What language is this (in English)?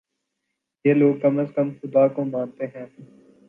Urdu